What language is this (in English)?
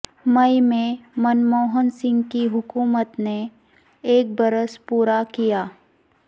Urdu